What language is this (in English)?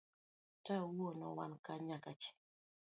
Luo (Kenya and Tanzania)